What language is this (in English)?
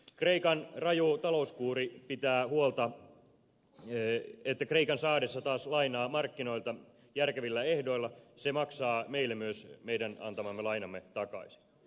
Finnish